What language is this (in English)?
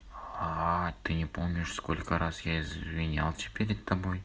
Russian